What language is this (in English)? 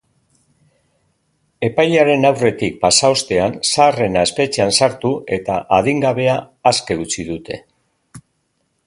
Basque